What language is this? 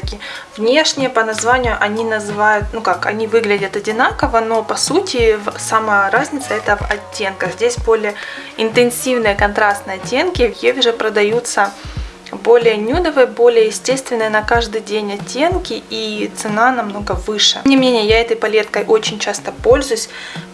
Russian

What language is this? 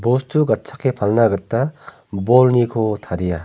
Garo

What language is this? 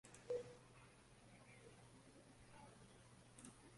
Swahili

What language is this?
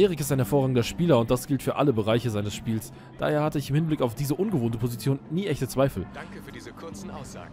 German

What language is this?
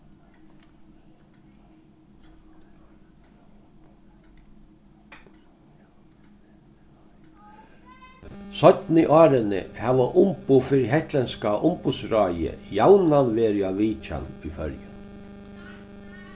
Faroese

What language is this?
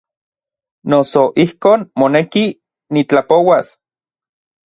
Orizaba Nahuatl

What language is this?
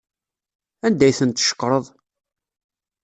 Kabyle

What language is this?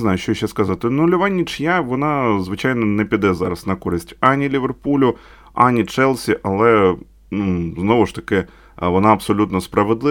Ukrainian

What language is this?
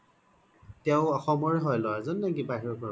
Assamese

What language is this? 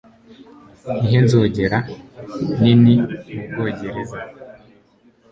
Kinyarwanda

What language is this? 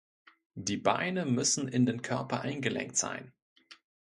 German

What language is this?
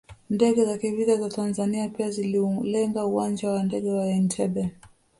Swahili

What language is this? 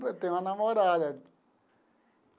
Portuguese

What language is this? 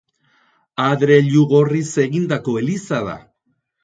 Basque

